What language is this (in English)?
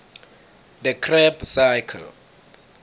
South Ndebele